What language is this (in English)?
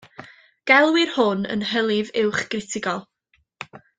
Welsh